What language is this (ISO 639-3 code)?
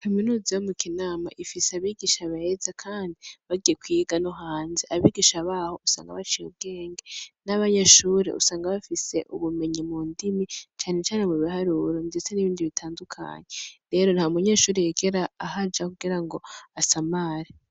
run